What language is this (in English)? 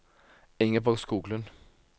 Norwegian